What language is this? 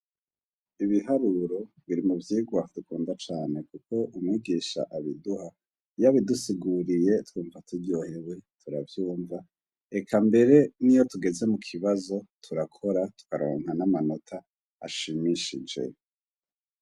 Rundi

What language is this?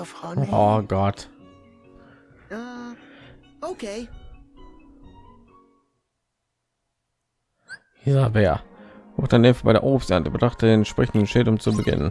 German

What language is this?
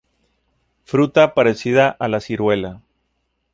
Spanish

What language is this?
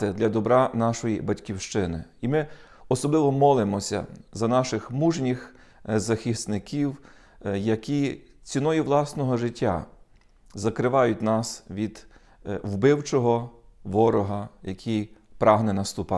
Ukrainian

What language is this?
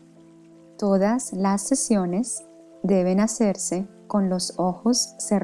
Spanish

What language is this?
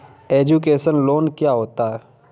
Hindi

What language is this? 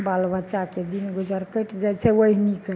Maithili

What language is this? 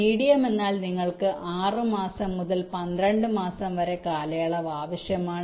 Malayalam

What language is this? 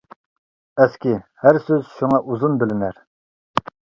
Uyghur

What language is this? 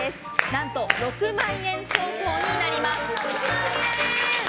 Japanese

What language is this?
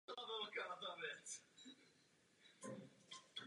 Czech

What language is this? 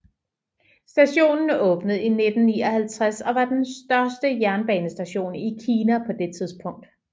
Danish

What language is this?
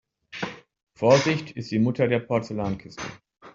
German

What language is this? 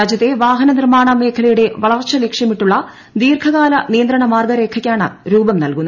Malayalam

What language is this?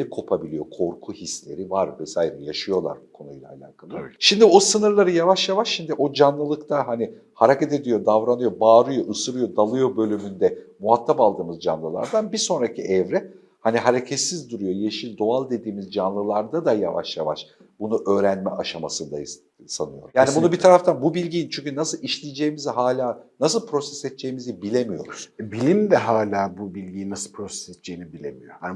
Turkish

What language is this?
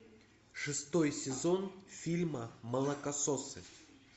Russian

